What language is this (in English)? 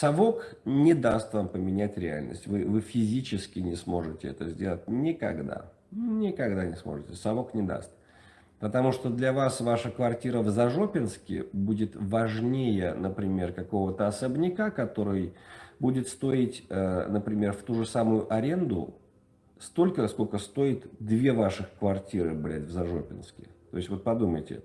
Russian